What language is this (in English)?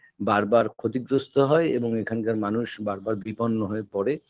Bangla